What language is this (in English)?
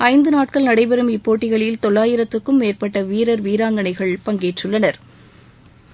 Tamil